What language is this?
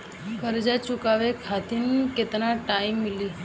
Bhojpuri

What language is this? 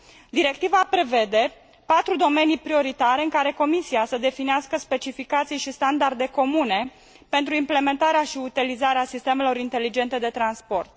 Romanian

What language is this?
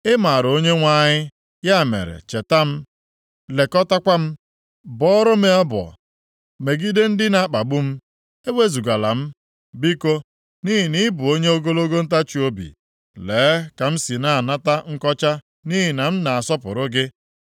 Igbo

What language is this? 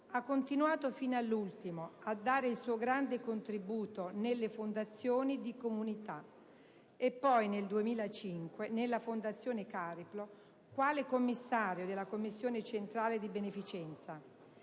Italian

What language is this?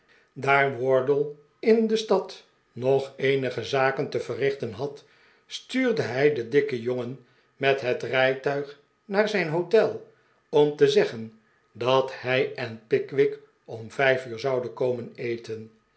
Dutch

